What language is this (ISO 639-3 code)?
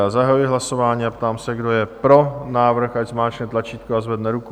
ces